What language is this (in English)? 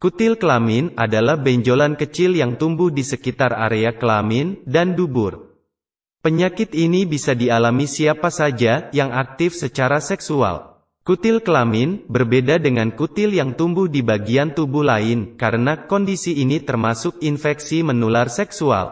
Indonesian